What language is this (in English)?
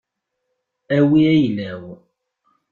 Kabyle